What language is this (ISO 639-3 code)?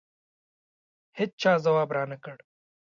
pus